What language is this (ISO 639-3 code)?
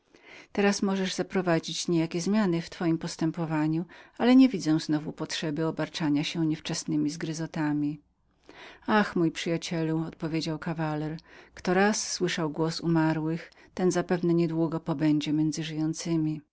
pol